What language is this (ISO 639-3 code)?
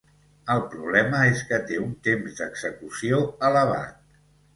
cat